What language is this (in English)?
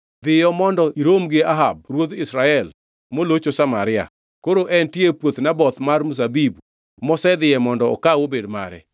Luo (Kenya and Tanzania)